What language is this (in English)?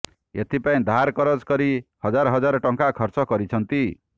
Odia